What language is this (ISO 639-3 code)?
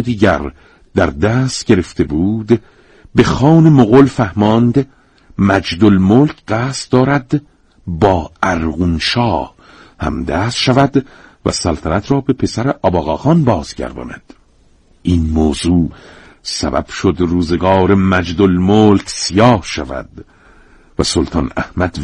fas